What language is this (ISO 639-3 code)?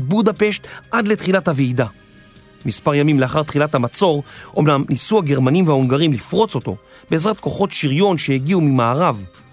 heb